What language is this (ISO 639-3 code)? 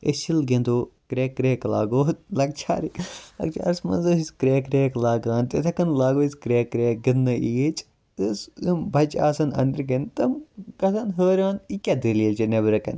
kas